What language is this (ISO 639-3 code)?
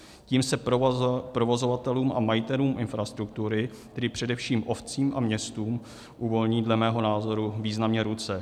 ces